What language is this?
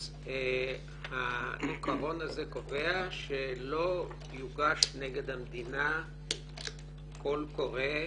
Hebrew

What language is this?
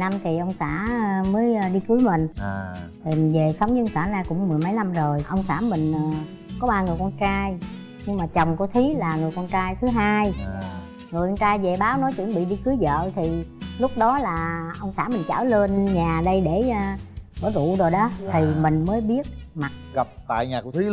Vietnamese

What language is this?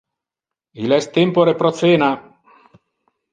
Interlingua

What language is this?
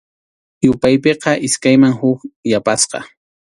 Arequipa-La Unión Quechua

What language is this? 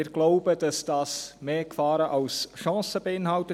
Swiss German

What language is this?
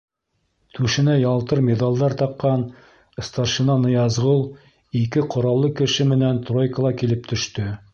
Bashkir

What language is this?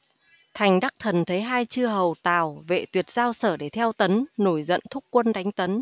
Vietnamese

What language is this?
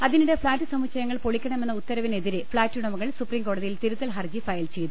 Malayalam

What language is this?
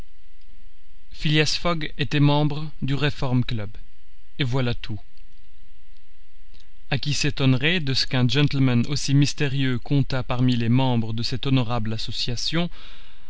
French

